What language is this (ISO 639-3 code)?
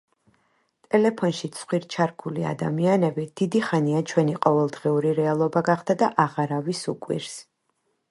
kat